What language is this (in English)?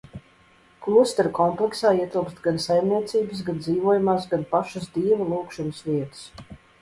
Latvian